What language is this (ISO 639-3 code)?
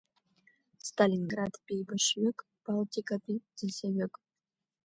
abk